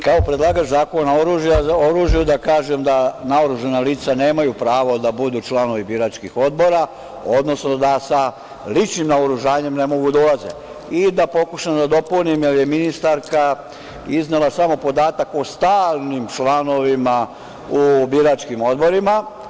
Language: Serbian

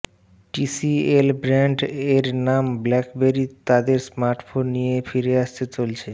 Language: Bangla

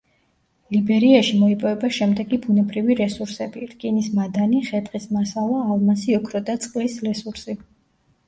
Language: Georgian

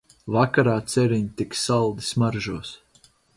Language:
Latvian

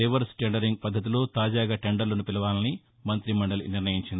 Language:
Telugu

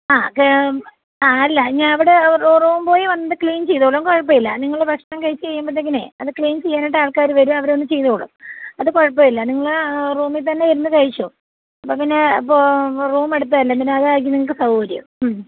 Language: Malayalam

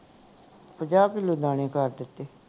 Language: Punjabi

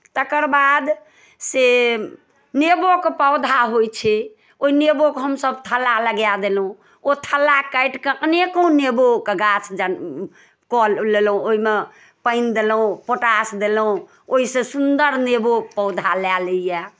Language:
Maithili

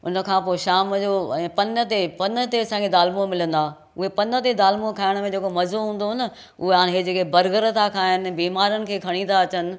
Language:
Sindhi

